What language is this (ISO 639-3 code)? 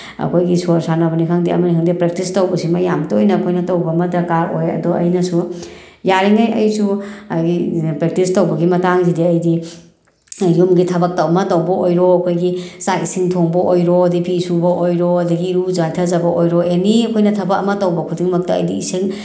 mni